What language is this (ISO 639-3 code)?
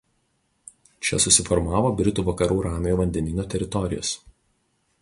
lit